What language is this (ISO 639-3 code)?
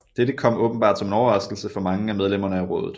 dan